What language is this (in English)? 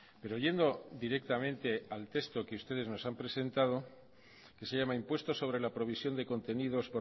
Spanish